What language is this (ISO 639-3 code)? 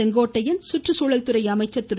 tam